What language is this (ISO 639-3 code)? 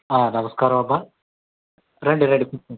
tel